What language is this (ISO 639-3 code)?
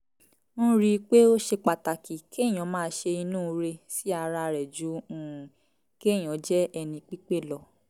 yor